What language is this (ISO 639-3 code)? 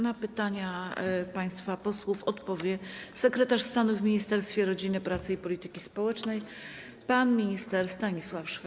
pol